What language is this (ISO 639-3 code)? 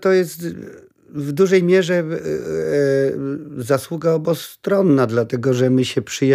pol